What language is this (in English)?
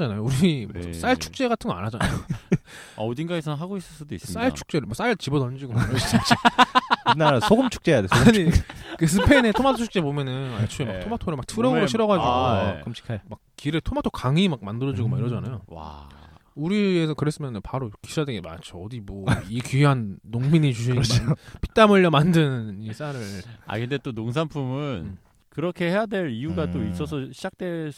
Korean